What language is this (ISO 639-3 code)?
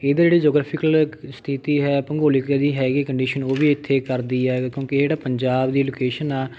pan